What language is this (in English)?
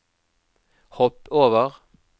Norwegian